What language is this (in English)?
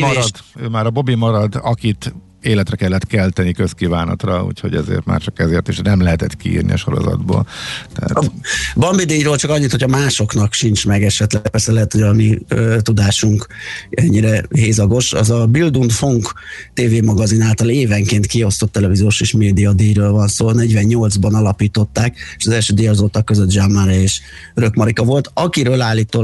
Hungarian